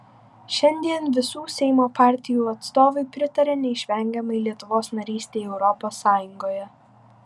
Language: Lithuanian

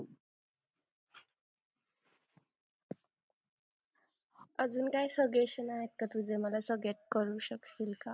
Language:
Marathi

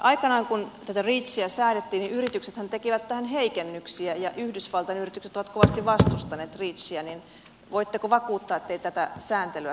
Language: Finnish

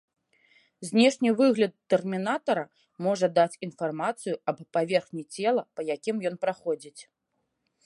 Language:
Belarusian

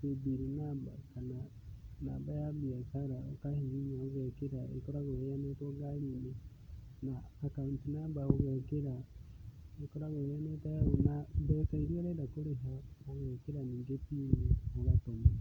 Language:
Kikuyu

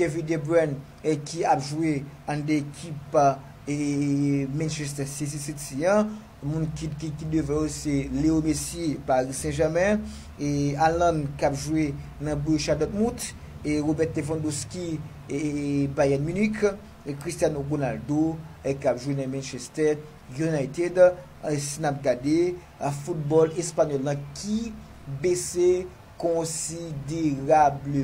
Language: French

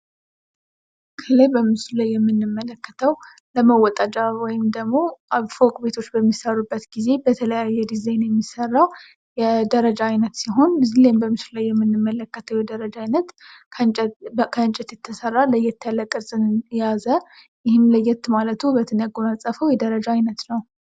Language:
Amharic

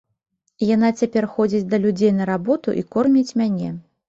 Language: Belarusian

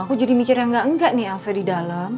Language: Indonesian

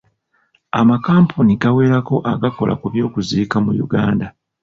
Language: Ganda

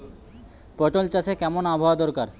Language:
Bangla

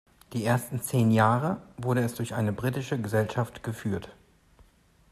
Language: German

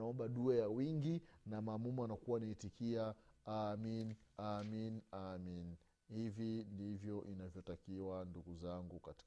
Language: Swahili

